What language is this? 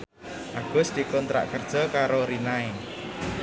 Javanese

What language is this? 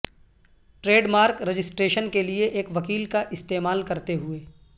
Urdu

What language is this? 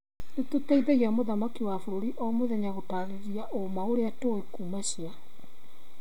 Kikuyu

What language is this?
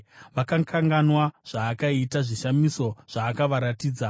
Shona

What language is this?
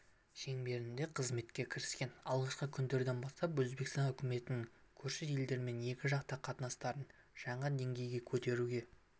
Kazakh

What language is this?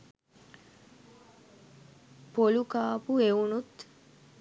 Sinhala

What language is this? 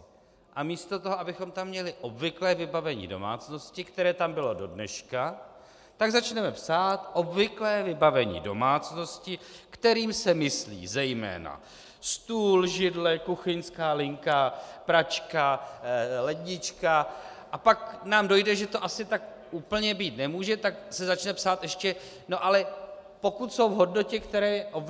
Czech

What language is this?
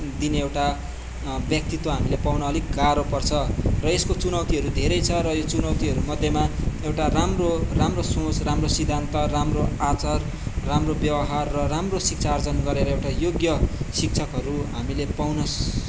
Nepali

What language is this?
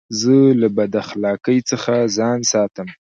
Pashto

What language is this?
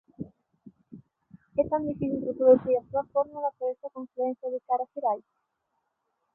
Galician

